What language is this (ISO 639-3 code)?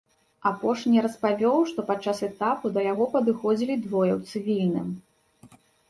bel